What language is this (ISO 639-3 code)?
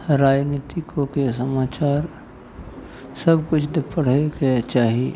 mai